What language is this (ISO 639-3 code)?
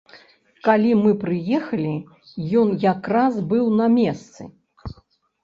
bel